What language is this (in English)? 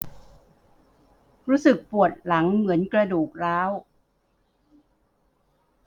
Thai